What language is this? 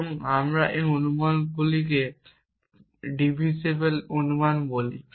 Bangla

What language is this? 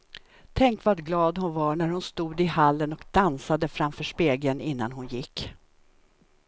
Swedish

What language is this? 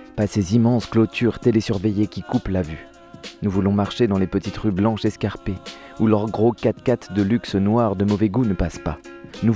French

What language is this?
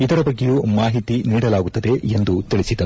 Kannada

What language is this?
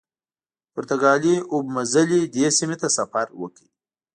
Pashto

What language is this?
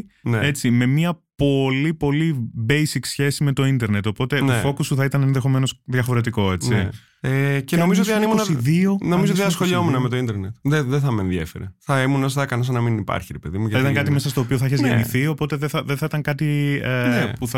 Greek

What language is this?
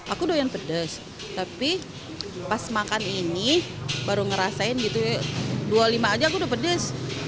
Indonesian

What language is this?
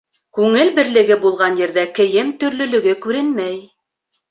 Bashkir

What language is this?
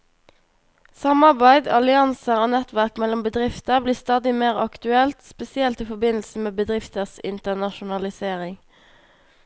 Norwegian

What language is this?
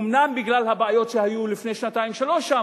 Hebrew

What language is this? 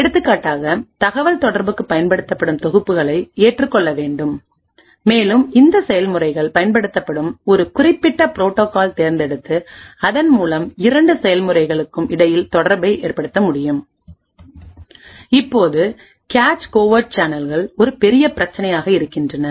Tamil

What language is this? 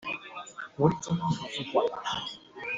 Chinese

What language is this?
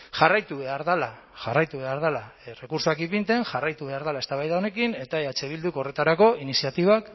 Basque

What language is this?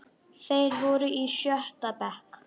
Icelandic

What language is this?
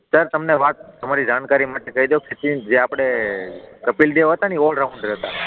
Gujarati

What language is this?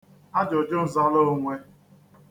Igbo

